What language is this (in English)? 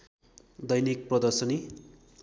Nepali